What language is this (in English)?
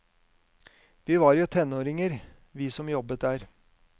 Norwegian